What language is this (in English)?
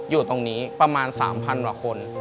Thai